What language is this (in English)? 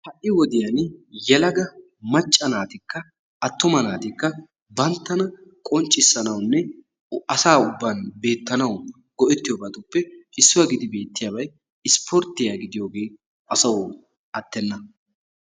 Wolaytta